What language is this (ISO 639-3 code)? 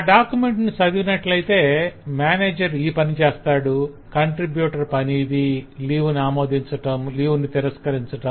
tel